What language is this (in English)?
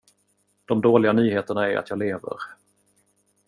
Swedish